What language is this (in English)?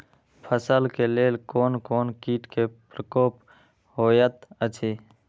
Maithili